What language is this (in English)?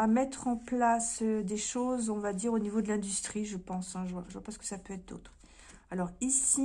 French